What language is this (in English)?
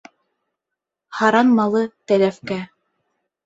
Bashkir